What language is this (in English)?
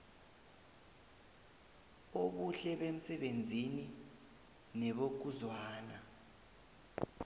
South Ndebele